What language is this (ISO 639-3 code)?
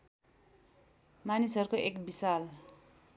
nep